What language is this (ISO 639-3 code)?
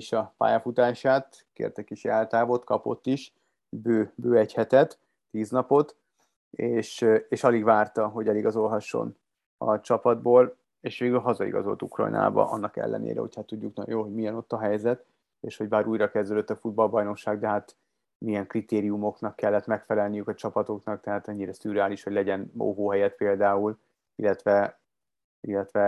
hun